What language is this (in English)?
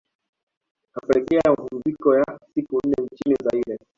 Swahili